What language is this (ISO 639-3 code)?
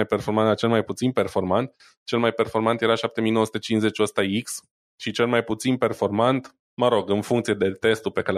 ron